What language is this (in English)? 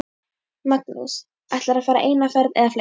Icelandic